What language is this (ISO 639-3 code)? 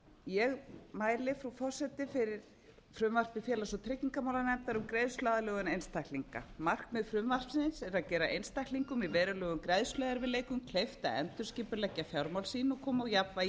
isl